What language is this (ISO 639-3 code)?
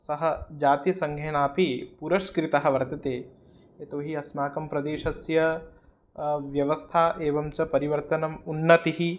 san